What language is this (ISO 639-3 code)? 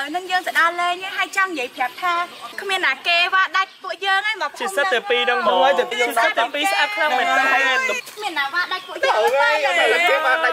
tha